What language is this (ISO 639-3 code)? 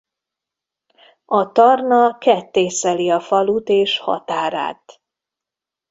hun